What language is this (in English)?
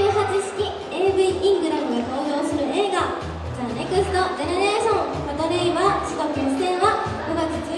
Japanese